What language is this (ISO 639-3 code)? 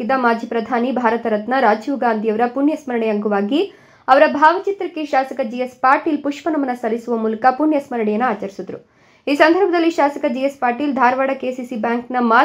kan